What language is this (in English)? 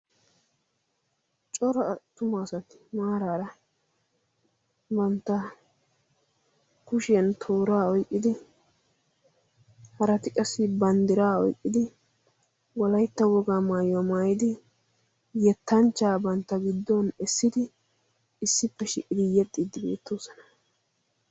Wolaytta